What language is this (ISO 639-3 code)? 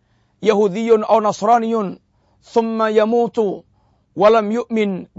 msa